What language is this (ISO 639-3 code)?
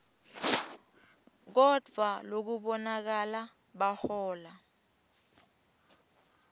ssw